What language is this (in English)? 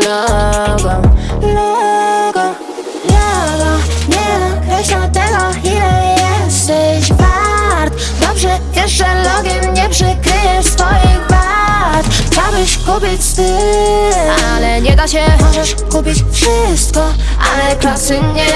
Polish